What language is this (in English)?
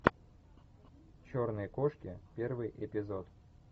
Russian